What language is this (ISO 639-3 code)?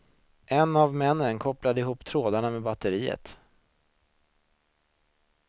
swe